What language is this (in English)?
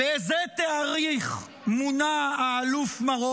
Hebrew